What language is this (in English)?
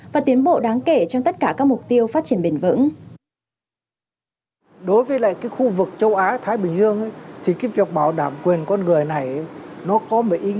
Vietnamese